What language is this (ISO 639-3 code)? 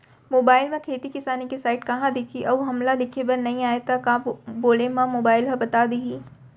hne